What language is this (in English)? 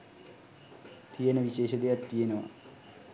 Sinhala